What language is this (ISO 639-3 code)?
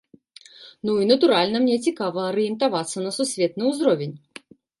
bel